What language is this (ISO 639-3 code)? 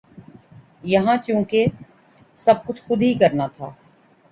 urd